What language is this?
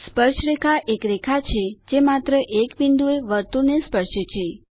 Gujarati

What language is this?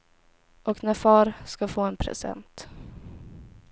Swedish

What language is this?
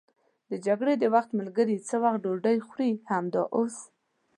Pashto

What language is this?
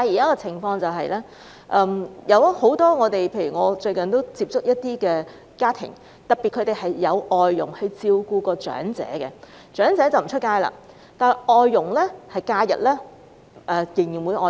Cantonese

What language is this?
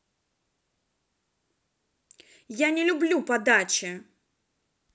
Russian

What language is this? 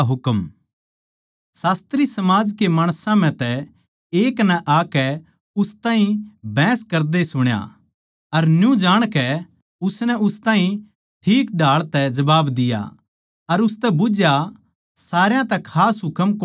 Haryanvi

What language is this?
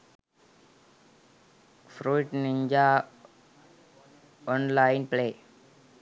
Sinhala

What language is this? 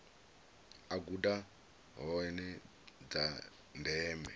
Venda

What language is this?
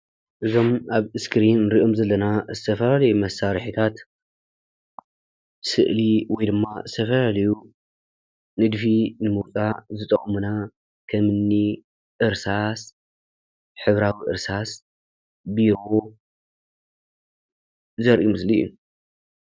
Tigrinya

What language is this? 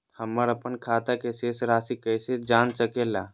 Magahi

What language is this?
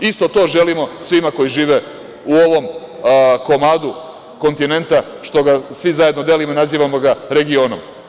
Serbian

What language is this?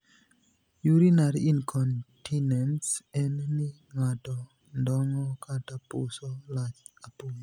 Luo (Kenya and Tanzania)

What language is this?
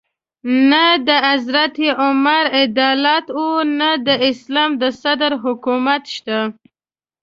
Pashto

